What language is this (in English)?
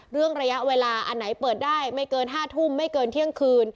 Thai